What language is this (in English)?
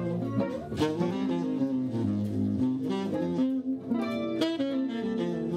Arabic